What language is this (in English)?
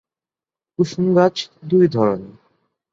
Bangla